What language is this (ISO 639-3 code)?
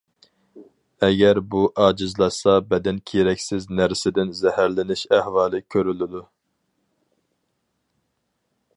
uig